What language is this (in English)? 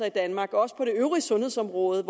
Danish